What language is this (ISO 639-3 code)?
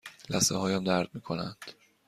fas